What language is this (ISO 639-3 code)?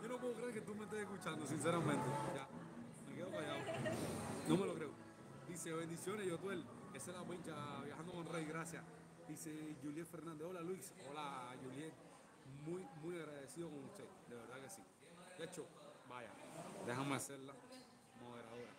spa